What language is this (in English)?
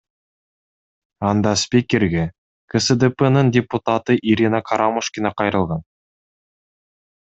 Kyrgyz